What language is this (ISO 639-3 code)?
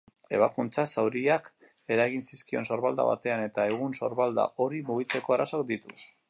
eus